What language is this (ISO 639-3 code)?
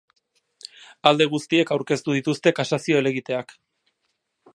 eus